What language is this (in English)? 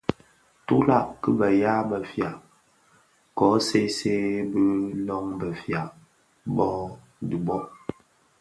Bafia